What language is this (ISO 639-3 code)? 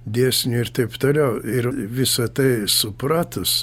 lit